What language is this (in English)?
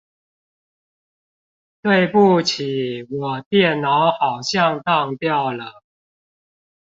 Chinese